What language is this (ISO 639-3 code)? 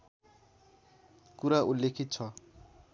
nep